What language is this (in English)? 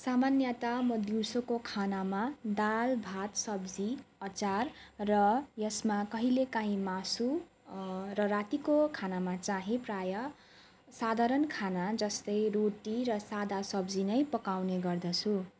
Nepali